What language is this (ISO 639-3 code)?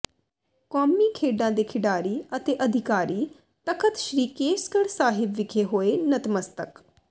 pan